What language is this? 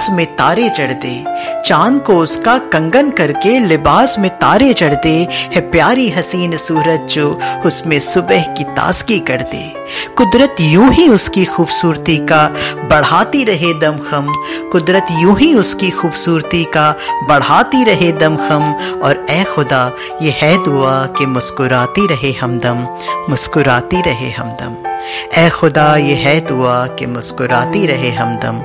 Hindi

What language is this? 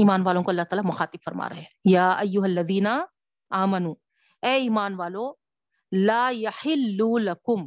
Urdu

